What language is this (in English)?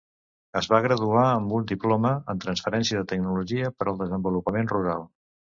Catalan